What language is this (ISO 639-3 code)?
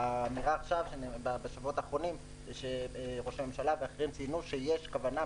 heb